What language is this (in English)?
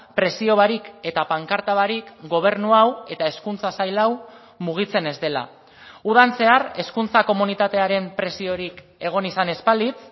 Basque